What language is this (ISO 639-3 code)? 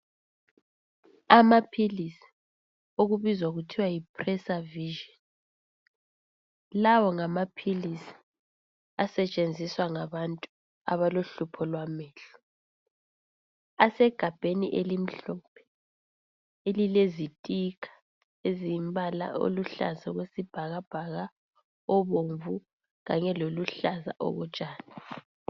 nde